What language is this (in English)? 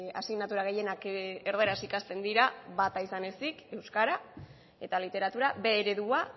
Basque